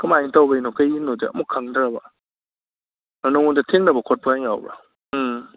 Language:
Manipuri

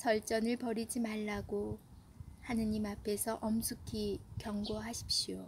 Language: Korean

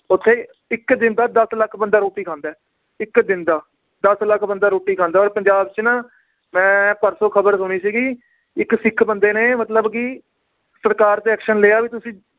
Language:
Punjabi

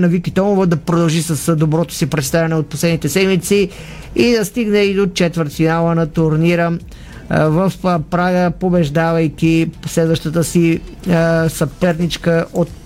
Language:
Bulgarian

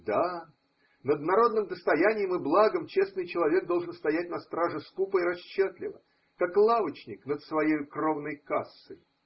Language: Russian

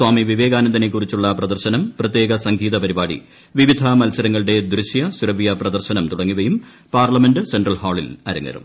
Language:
Malayalam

